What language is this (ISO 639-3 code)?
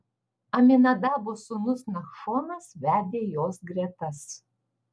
lit